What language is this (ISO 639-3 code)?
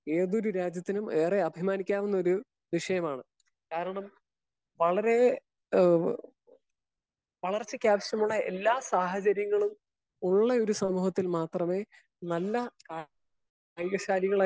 mal